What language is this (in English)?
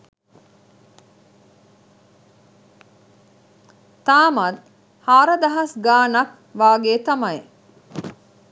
Sinhala